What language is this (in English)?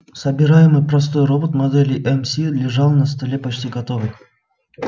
Russian